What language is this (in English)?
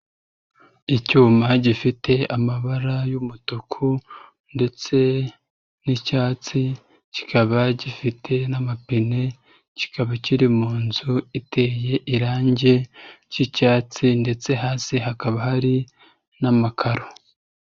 Kinyarwanda